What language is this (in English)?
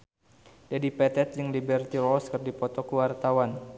Sundanese